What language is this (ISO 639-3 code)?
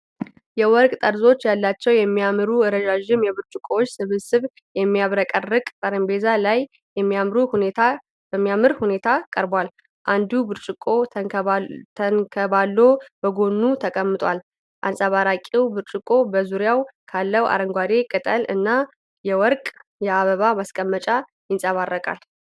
amh